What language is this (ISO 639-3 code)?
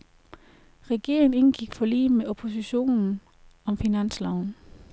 dan